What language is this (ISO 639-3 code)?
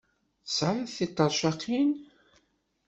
kab